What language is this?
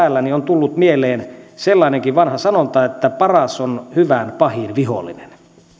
Finnish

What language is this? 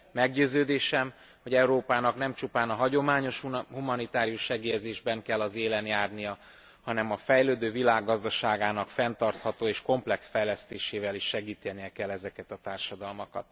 Hungarian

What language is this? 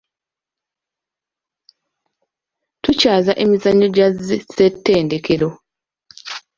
Ganda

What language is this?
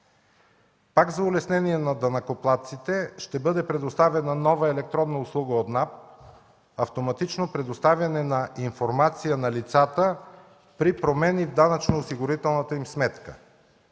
Bulgarian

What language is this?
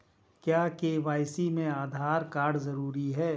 Hindi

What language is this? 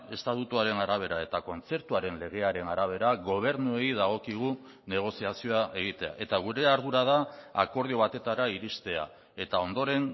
Basque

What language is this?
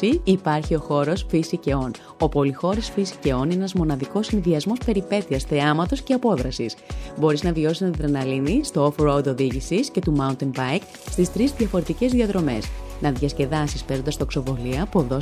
Greek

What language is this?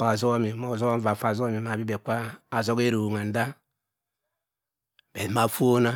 Cross River Mbembe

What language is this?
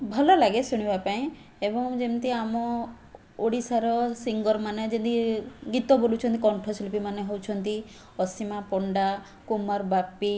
Odia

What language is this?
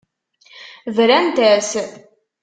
Kabyle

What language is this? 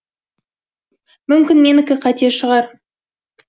Kazakh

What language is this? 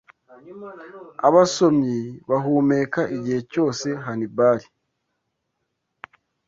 Kinyarwanda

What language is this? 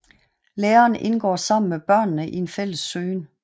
Danish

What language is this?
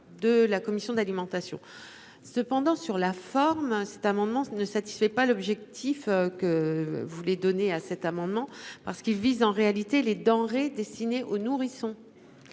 French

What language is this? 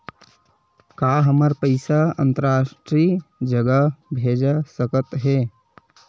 Chhattisgarhi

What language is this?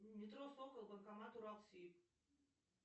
Russian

